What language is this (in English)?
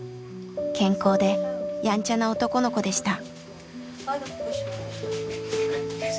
Japanese